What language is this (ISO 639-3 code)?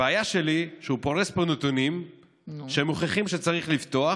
heb